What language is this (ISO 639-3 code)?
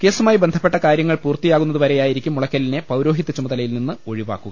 mal